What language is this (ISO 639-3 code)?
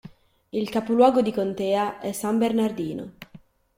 ita